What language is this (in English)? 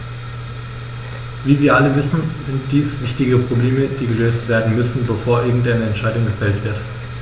German